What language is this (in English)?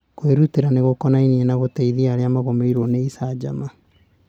Kikuyu